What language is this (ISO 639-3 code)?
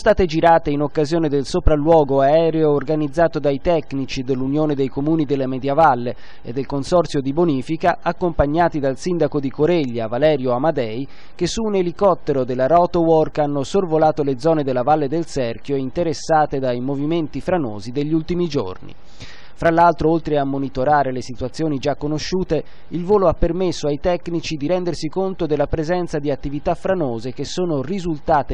ita